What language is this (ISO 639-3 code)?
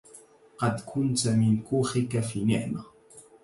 ara